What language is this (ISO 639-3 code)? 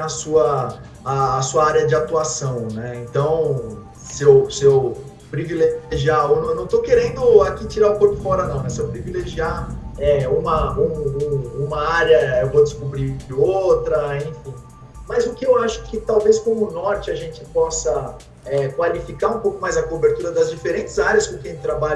por